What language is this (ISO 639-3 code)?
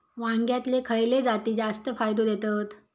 mar